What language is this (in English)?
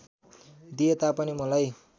Nepali